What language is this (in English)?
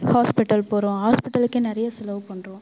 Tamil